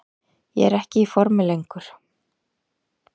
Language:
Icelandic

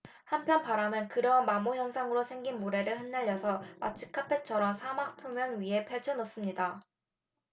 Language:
Korean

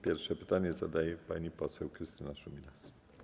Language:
Polish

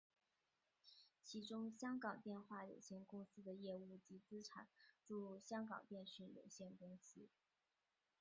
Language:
Chinese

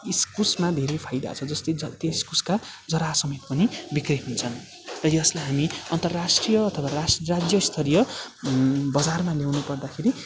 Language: Nepali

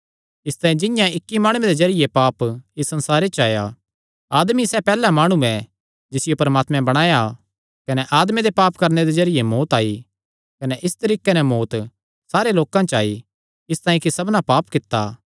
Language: Kangri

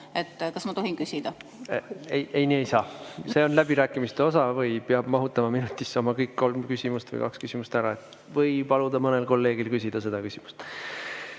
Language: Estonian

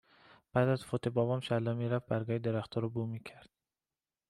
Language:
Persian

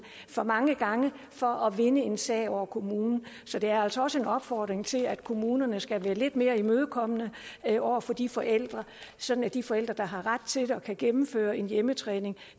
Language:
Danish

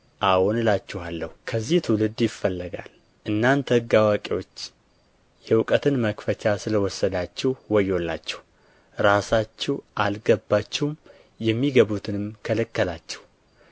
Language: Amharic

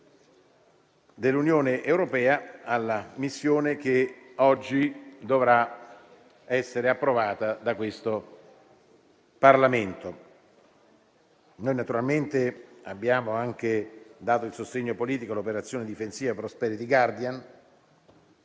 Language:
Italian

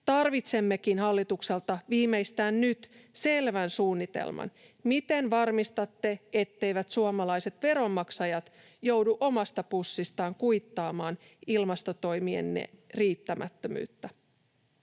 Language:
Finnish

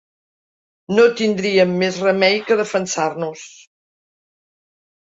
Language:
Catalan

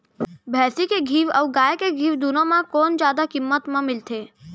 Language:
Chhattisgarhi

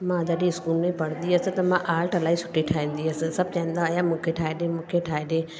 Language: Sindhi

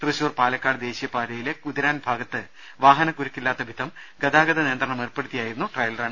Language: Malayalam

